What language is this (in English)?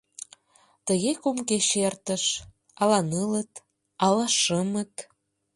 Mari